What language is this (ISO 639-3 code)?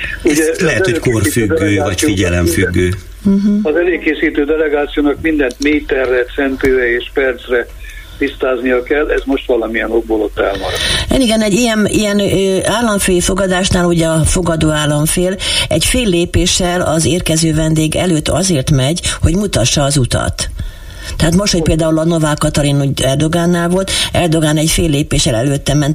hun